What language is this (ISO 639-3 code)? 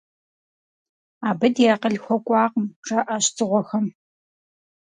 kbd